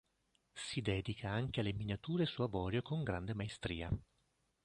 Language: Italian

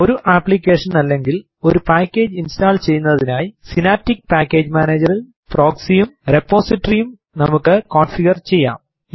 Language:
Malayalam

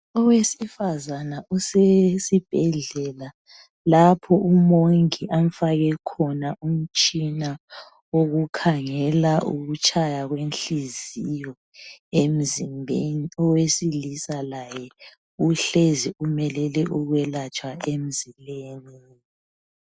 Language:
North Ndebele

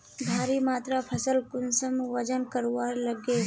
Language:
Magahi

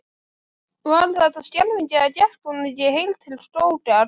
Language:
Icelandic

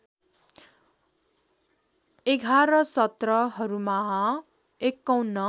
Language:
Nepali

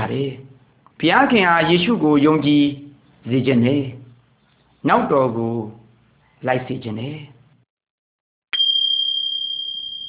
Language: Malay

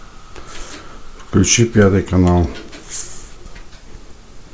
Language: Russian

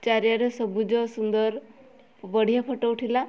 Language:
Odia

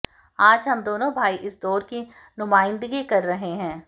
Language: Hindi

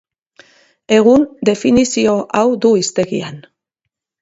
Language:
Basque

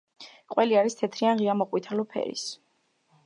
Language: Georgian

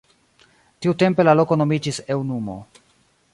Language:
Esperanto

